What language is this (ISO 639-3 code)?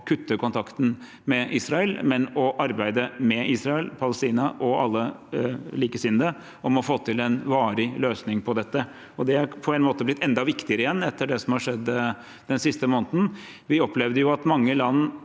nor